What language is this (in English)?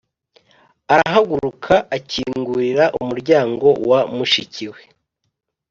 Kinyarwanda